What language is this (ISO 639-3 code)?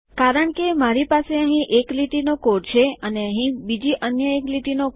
guj